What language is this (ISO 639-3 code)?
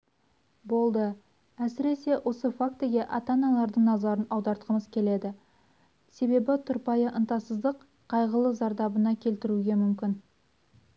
kaz